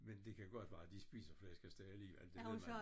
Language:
Danish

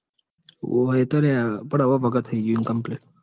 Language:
Gujarati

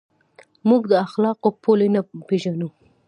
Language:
Pashto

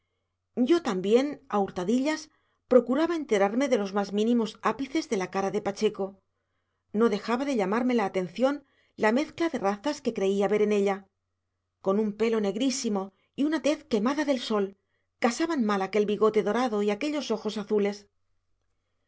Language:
Spanish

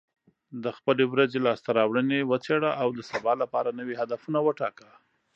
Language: Pashto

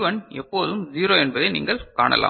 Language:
Tamil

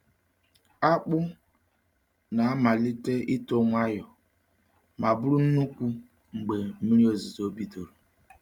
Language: Igbo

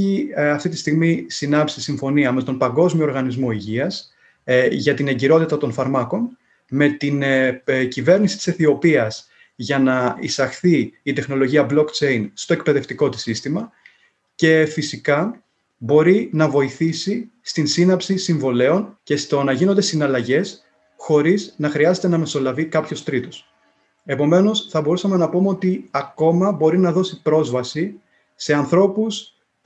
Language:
Greek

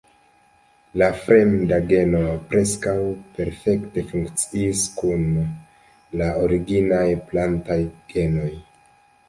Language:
Esperanto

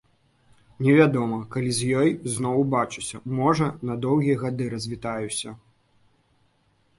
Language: Belarusian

